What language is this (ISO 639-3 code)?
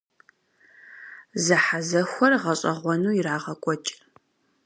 kbd